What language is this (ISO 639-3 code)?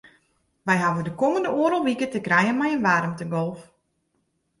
fry